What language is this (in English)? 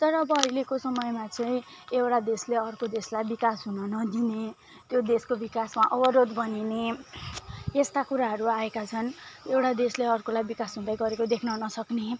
Nepali